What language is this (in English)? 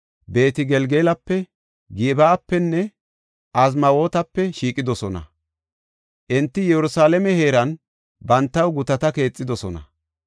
Gofa